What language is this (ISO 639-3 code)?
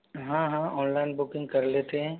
hin